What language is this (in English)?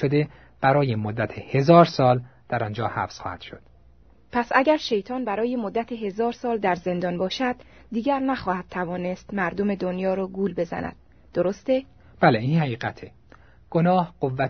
Persian